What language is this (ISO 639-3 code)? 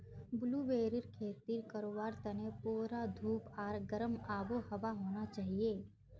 mag